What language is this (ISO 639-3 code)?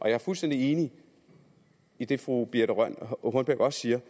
dan